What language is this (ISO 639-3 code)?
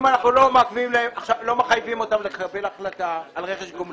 heb